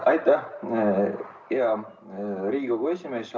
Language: Estonian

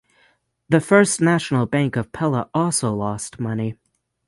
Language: English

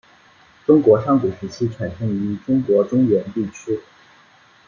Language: Chinese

